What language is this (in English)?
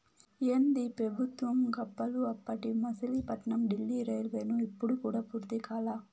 Telugu